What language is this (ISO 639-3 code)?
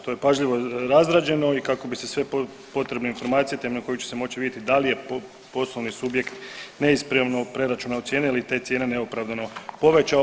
hrv